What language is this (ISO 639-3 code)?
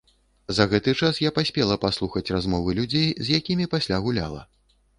bel